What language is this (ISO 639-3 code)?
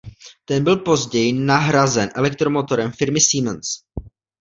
ces